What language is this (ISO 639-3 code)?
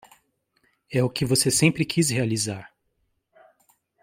por